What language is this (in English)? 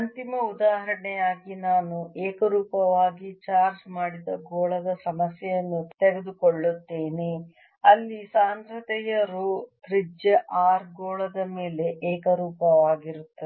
Kannada